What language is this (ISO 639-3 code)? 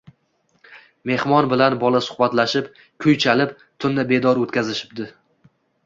uzb